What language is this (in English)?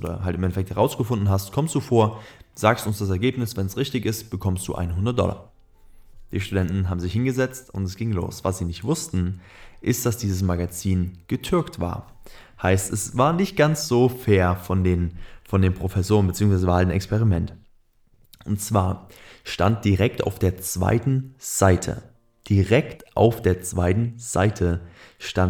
German